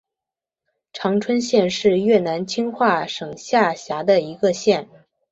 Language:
Chinese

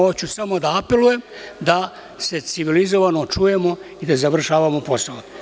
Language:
Serbian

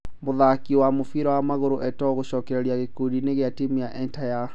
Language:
Kikuyu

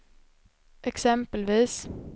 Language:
Swedish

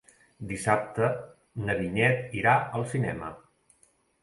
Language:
Catalan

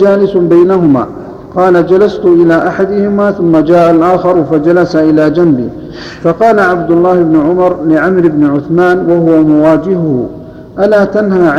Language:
Arabic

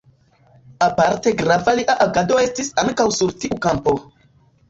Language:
Esperanto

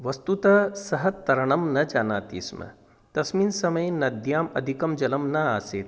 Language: Sanskrit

